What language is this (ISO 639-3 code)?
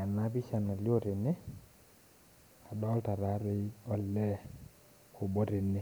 mas